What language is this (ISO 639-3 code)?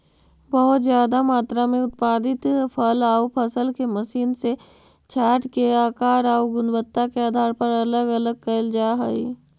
mag